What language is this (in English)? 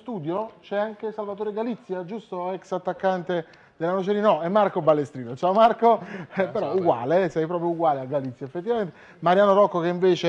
Italian